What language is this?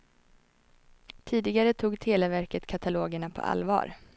Swedish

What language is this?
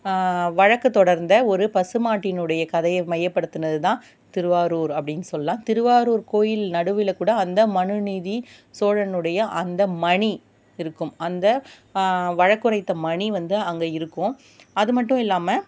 Tamil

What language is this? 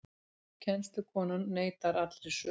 Icelandic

